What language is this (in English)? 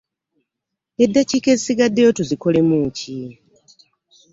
Ganda